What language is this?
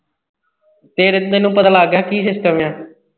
Punjabi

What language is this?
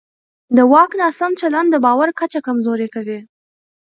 Pashto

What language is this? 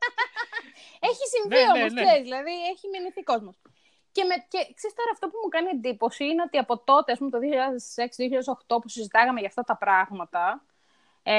Greek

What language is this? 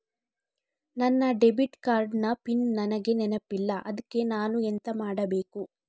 Kannada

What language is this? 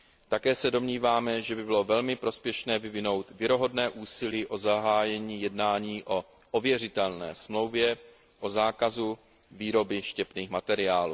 Czech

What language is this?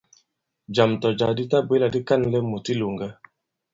Bankon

